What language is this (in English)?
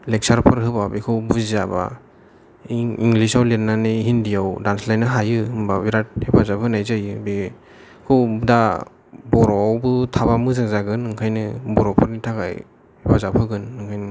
Bodo